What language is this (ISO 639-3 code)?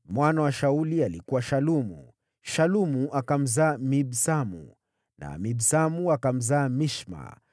swa